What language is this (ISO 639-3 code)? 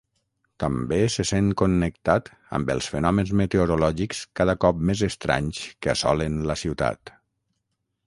cat